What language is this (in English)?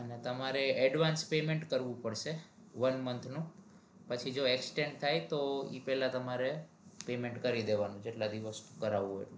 Gujarati